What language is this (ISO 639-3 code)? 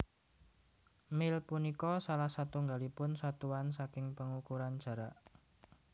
jav